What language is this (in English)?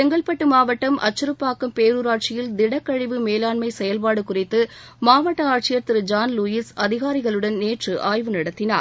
Tamil